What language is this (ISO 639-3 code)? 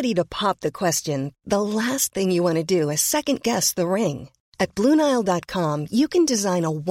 fil